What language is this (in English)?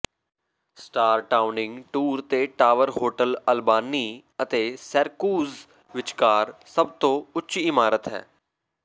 Punjabi